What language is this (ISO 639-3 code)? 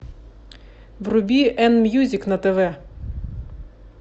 rus